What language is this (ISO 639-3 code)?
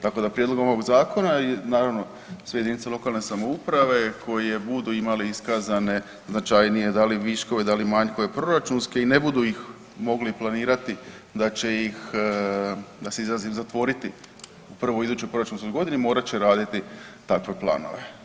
hrv